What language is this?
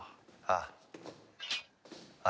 Japanese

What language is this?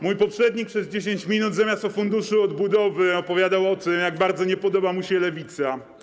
Polish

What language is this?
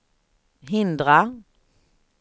Swedish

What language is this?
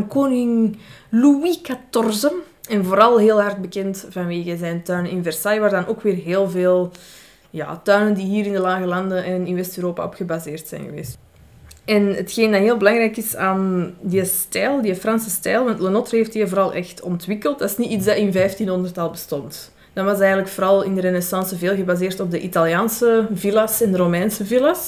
Dutch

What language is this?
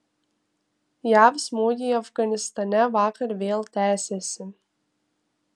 Lithuanian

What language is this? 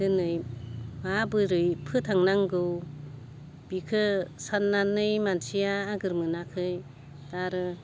Bodo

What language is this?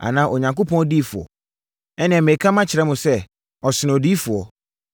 Akan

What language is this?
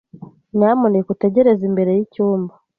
Kinyarwanda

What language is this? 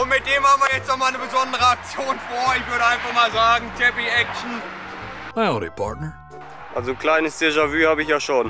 German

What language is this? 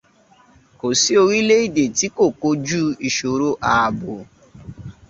Yoruba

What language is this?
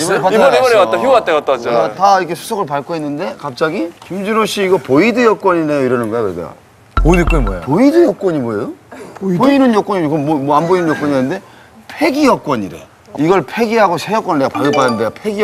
Korean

